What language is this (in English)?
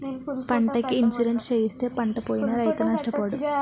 Telugu